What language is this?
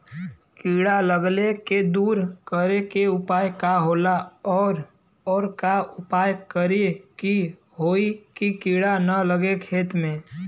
Bhojpuri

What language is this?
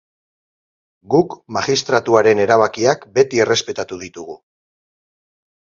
Basque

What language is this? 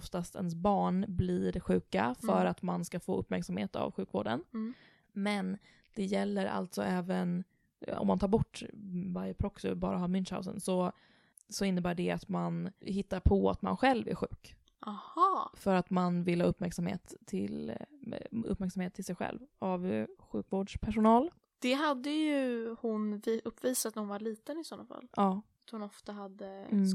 Swedish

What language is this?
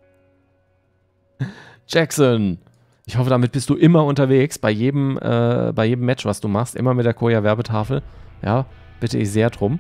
German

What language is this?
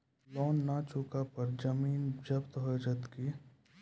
Maithili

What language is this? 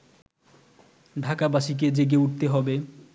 Bangla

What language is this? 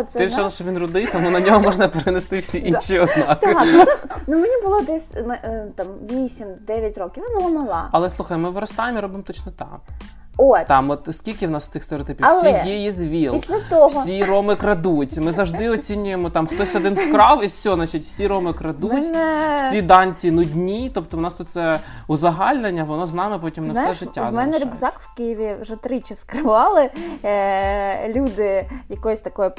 Ukrainian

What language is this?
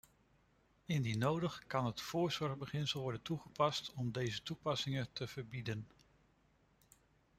Dutch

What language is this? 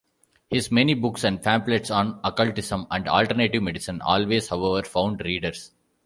English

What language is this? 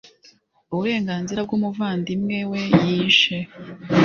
Kinyarwanda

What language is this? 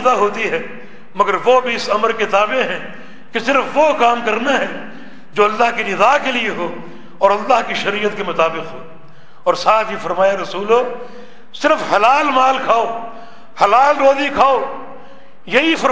Urdu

